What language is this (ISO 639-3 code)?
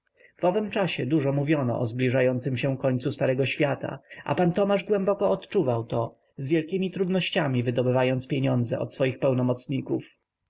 pol